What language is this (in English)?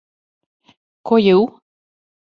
Serbian